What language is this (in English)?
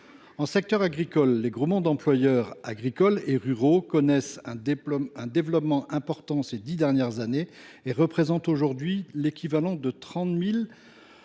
French